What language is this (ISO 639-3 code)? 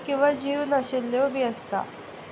kok